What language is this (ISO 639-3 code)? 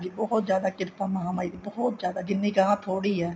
pan